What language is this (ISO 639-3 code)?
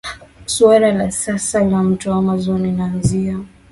swa